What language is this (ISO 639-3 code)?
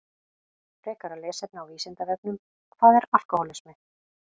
isl